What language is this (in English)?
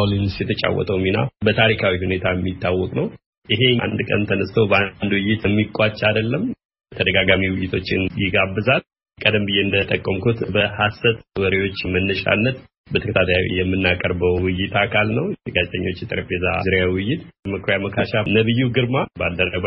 Amharic